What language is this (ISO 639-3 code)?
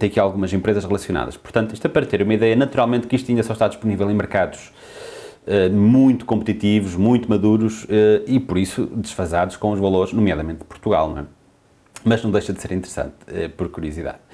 por